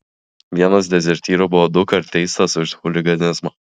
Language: Lithuanian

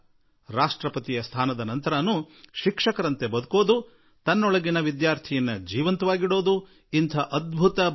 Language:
Kannada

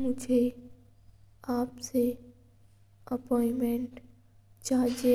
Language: Mewari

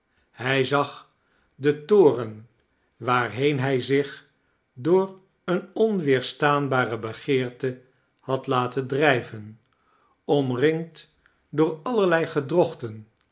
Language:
Dutch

